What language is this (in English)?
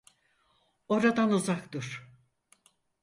Turkish